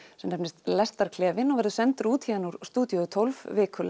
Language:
Icelandic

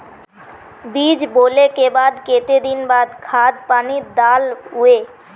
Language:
Magahi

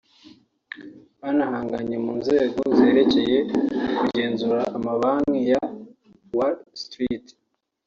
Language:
Kinyarwanda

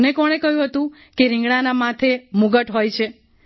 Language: Gujarati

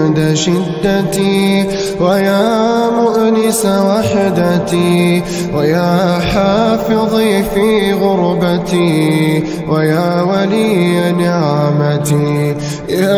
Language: Arabic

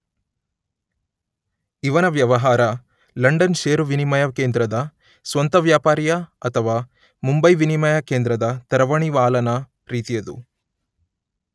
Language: Kannada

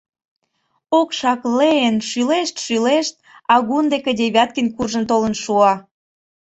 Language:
Mari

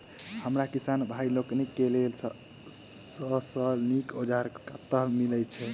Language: Maithili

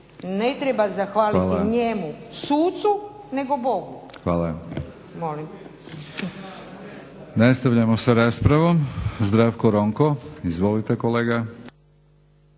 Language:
Croatian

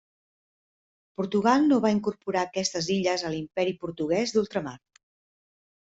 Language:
Catalan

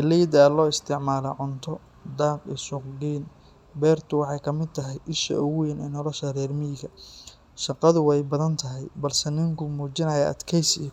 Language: Somali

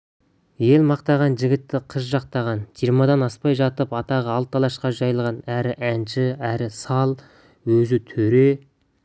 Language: Kazakh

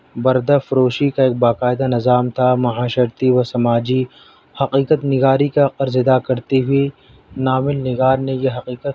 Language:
Urdu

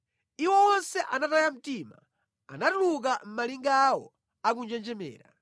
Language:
Nyanja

